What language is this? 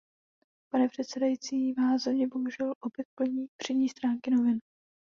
Czech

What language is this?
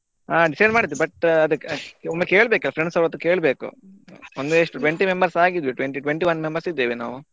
Kannada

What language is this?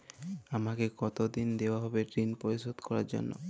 Bangla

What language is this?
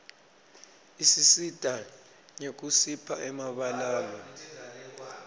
Swati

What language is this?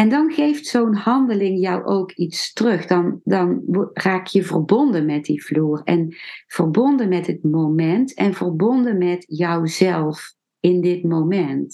Dutch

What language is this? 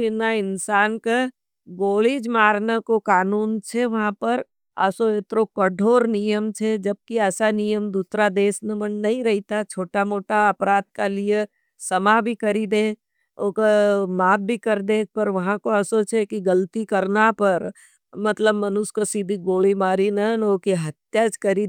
Nimadi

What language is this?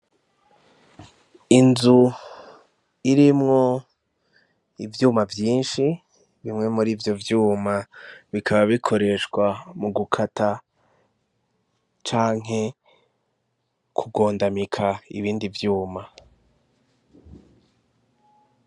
Rundi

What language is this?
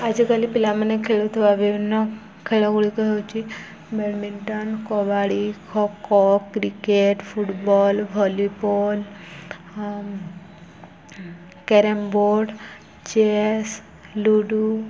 Odia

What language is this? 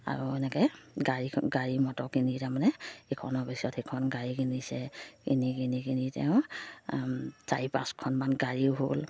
Assamese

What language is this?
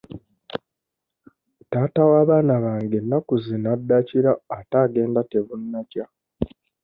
Ganda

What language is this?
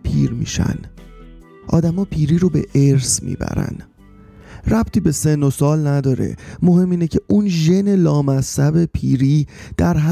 Persian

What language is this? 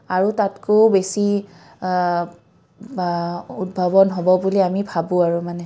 Assamese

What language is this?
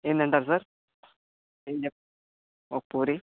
Telugu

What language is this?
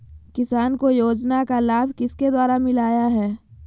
Magahi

